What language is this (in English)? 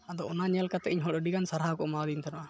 Santali